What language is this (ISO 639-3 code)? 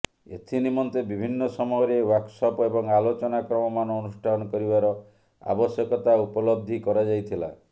ori